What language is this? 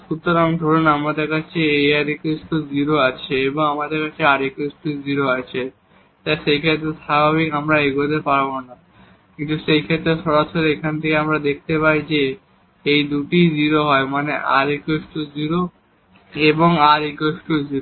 Bangla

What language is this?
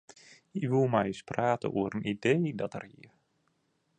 Western Frisian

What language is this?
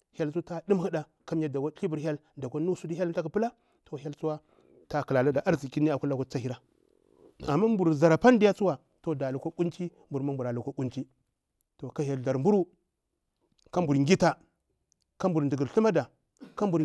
Bura-Pabir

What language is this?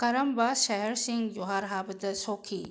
Manipuri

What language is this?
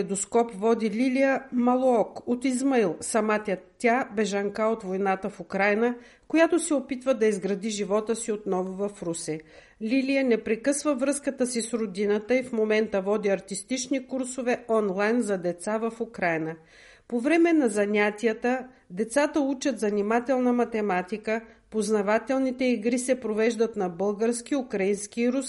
Bulgarian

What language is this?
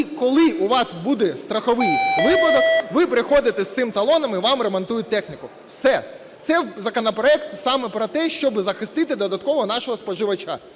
Ukrainian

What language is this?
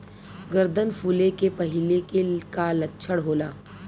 Bhojpuri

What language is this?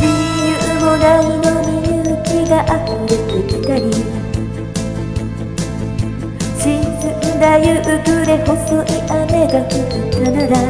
Japanese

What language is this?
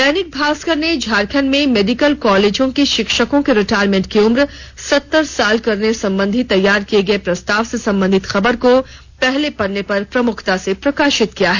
Hindi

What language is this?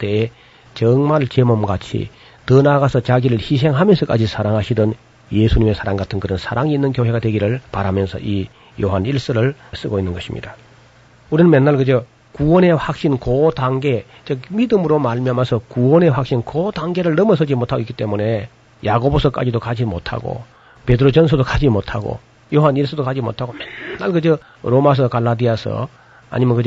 Korean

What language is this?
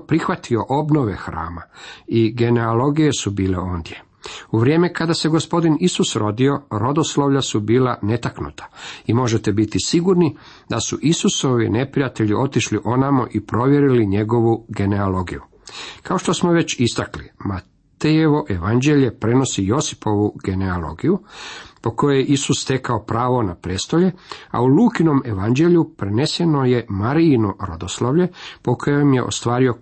Croatian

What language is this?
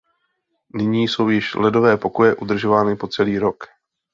Czech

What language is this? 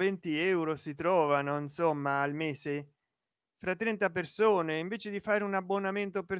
Italian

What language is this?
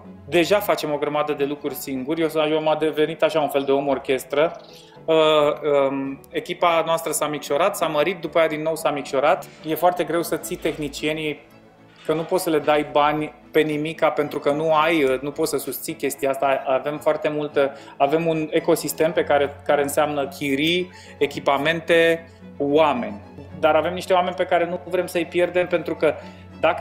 Romanian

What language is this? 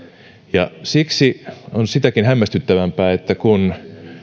Finnish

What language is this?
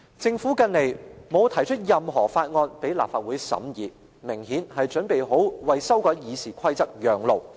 Cantonese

